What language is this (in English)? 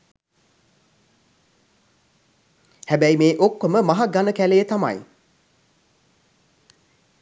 Sinhala